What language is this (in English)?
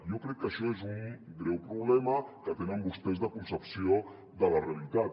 Catalan